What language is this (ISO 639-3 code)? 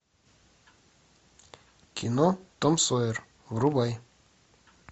rus